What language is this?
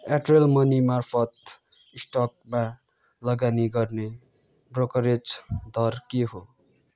Nepali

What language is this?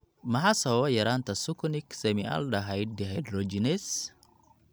Somali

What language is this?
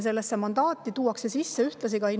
Estonian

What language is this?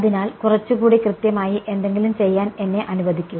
Malayalam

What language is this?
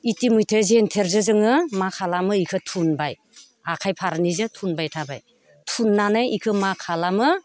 Bodo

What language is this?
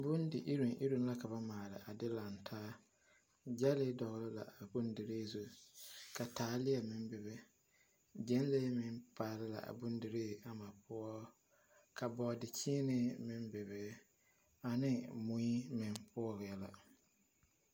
Southern Dagaare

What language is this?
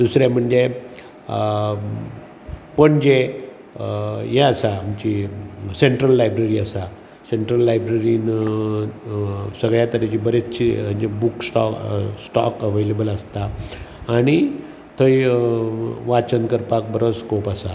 Konkani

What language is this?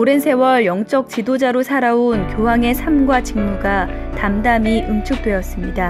Korean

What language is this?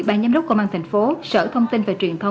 Vietnamese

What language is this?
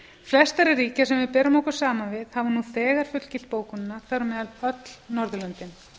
Icelandic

